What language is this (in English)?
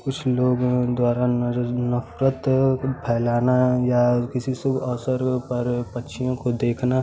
Hindi